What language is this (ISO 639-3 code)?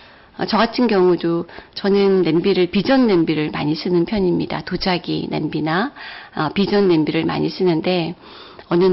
kor